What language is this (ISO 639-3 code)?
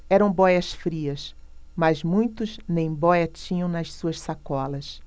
por